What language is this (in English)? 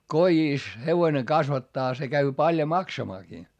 Finnish